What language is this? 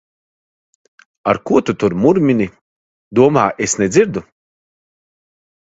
Latvian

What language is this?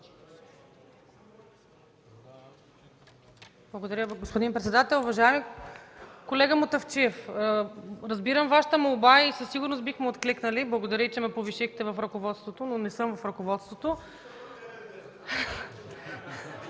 Bulgarian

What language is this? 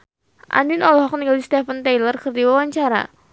Sundanese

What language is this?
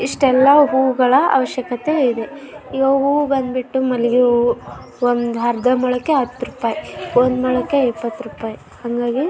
Kannada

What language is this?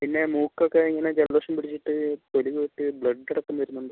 Malayalam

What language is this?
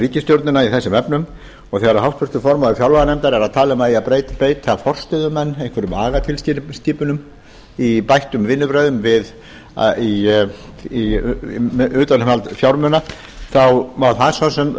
Icelandic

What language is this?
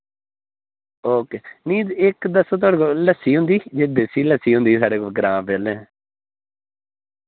Dogri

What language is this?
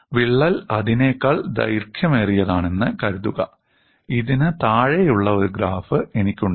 Malayalam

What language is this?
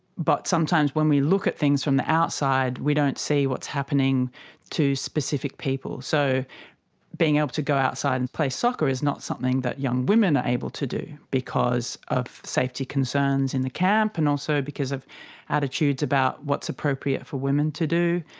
English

